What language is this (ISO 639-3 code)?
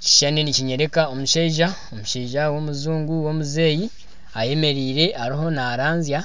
nyn